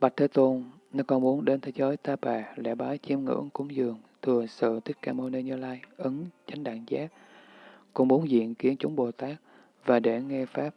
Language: Vietnamese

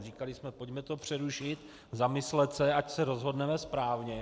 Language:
Czech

